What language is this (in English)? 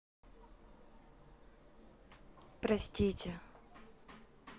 Russian